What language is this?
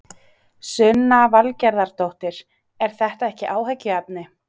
Icelandic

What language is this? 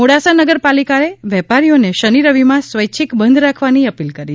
Gujarati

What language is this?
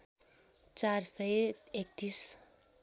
Nepali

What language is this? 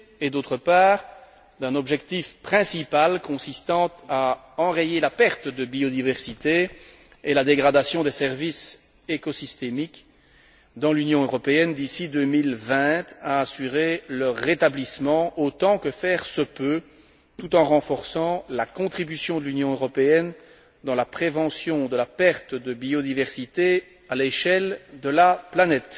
French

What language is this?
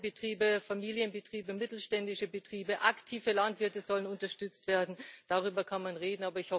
German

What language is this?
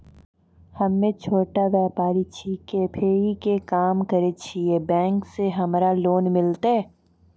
Maithili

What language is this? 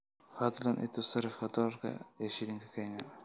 Somali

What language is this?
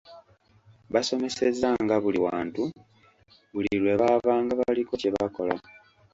Ganda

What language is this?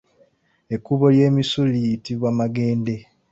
Ganda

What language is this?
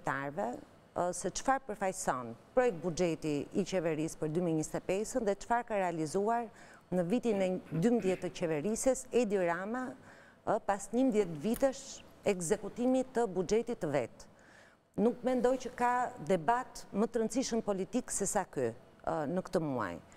Romanian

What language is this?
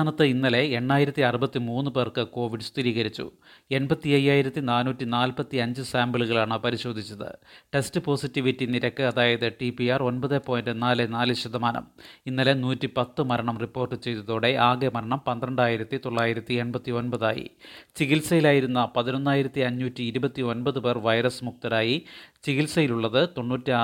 Malayalam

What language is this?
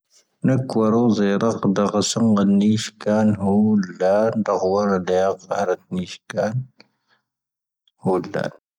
Tahaggart Tamahaq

